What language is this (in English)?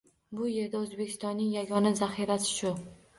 Uzbek